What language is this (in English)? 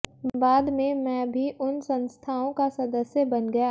Hindi